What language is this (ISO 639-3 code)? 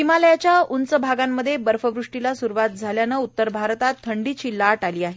mar